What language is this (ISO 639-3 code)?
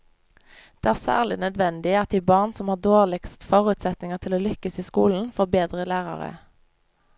nor